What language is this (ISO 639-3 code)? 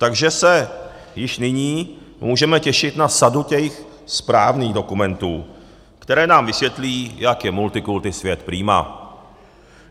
ces